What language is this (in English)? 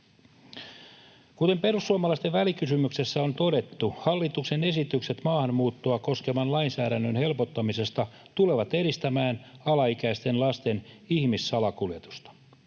Finnish